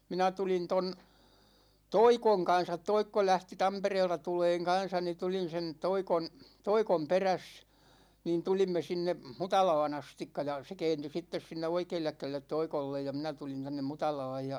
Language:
Finnish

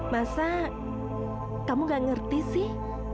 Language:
Indonesian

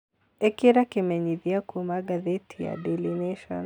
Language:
Kikuyu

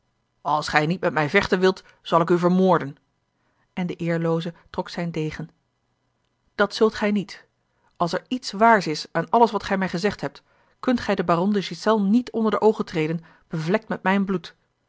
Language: Dutch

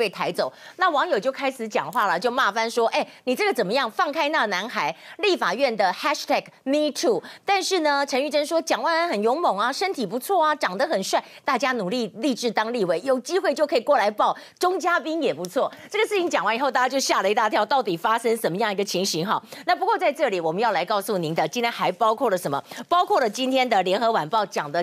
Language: Chinese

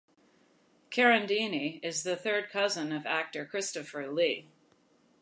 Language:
English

